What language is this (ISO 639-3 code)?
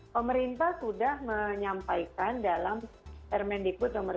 ind